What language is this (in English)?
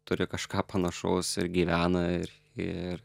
Lithuanian